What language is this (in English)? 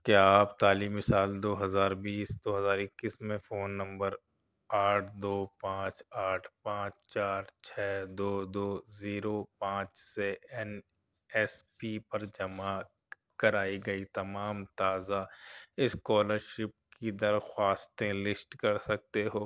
Urdu